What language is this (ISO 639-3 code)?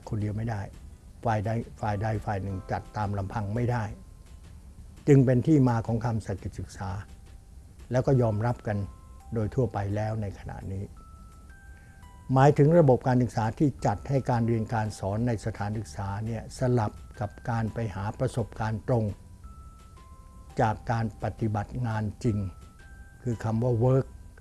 tha